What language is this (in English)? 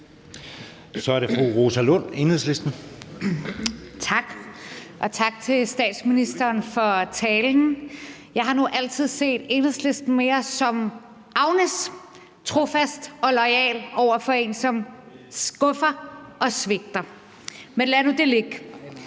Danish